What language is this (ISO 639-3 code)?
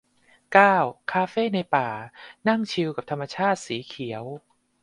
tha